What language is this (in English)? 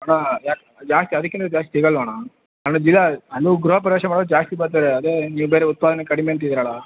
Kannada